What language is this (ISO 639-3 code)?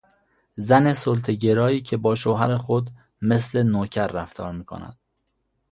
fas